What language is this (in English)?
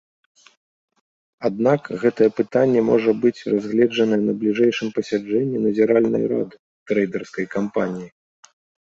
Belarusian